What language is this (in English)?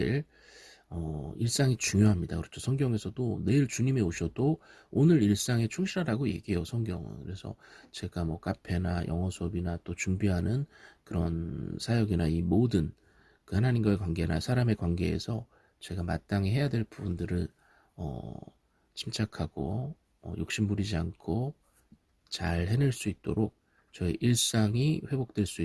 Korean